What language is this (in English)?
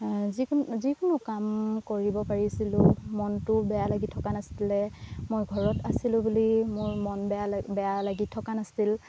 Assamese